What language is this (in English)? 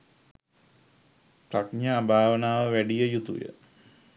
Sinhala